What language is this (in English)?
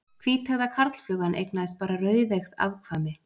Icelandic